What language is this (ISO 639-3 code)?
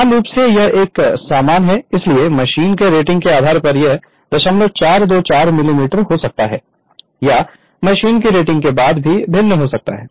hin